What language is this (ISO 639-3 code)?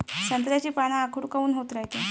mar